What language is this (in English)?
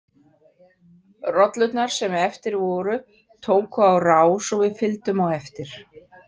Icelandic